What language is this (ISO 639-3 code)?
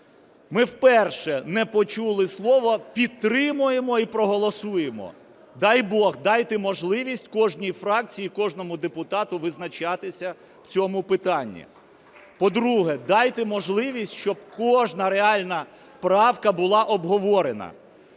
ukr